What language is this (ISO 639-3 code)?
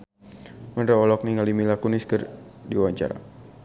sun